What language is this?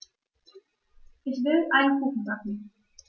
German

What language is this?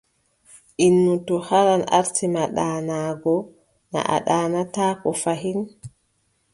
Adamawa Fulfulde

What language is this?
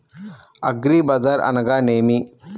Telugu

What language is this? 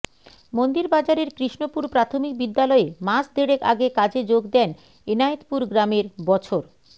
Bangla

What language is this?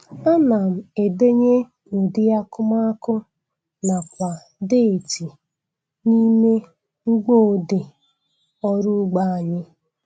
Igbo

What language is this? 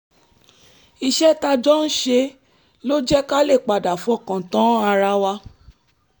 Yoruba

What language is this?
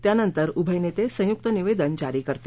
Marathi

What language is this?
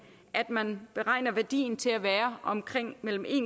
Danish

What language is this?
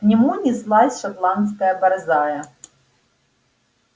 Russian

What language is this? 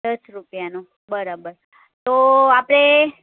Gujarati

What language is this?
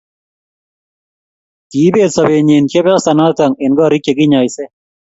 Kalenjin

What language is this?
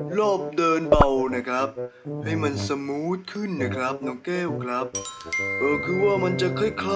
Thai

